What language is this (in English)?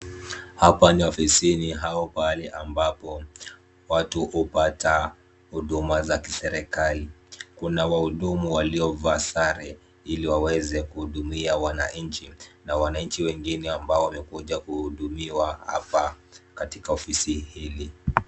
Swahili